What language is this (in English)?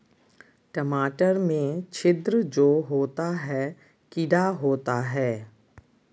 Magahi